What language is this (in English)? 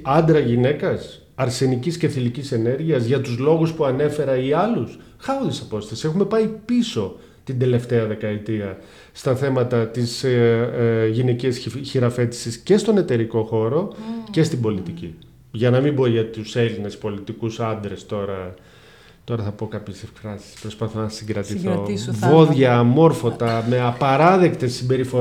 Greek